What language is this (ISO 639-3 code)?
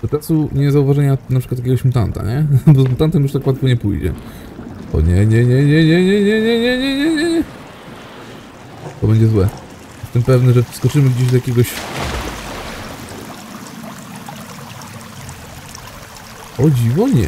pol